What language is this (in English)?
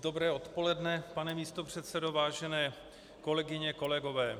Czech